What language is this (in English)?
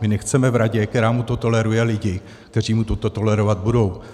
Czech